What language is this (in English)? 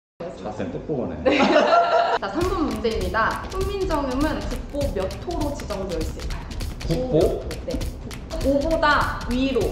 Korean